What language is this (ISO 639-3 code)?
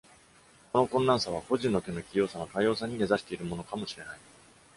jpn